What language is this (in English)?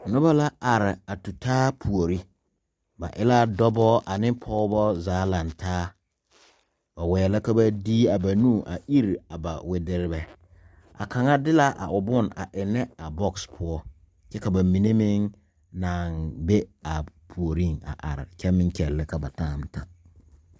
Southern Dagaare